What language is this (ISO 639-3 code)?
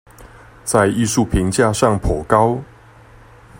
zho